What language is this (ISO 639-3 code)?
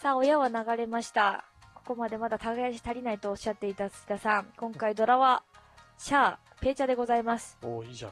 jpn